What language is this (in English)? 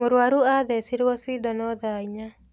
Kikuyu